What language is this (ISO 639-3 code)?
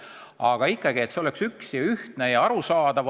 est